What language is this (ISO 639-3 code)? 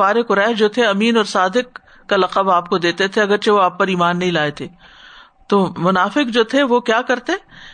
urd